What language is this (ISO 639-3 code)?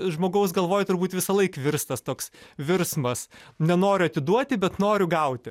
lit